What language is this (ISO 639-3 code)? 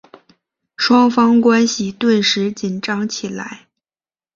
zho